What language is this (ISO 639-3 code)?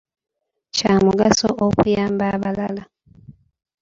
lug